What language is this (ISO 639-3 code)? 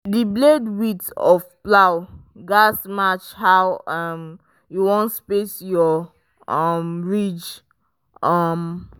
pcm